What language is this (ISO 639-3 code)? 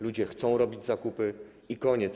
pol